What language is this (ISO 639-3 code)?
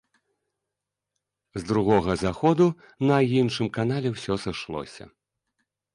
bel